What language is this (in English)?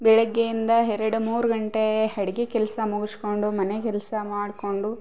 Kannada